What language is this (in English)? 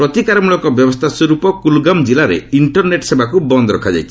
Odia